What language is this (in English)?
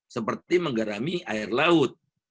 Indonesian